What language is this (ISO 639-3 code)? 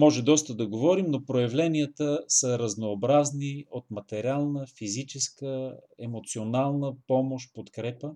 bul